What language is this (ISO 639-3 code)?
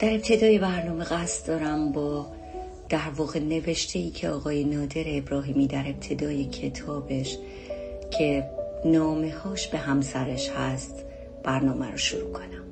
fas